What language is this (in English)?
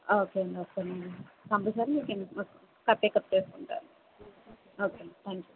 Telugu